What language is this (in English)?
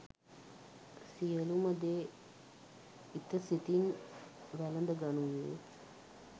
Sinhala